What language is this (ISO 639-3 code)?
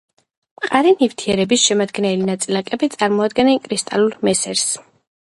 kat